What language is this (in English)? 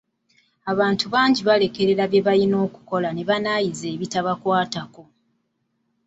Ganda